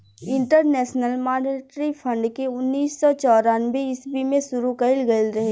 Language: Bhojpuri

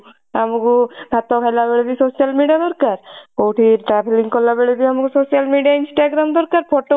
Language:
Odia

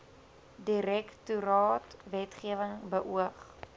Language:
Afrikaans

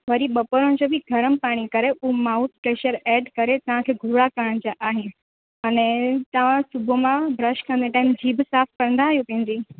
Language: Sindhi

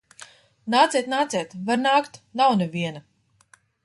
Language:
Latvian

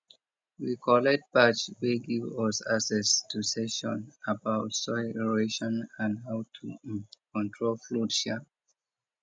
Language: Nigerian Pidgin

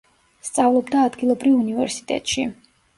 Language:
Georgian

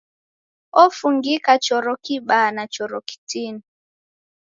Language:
Taita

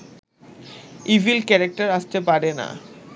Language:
Bangla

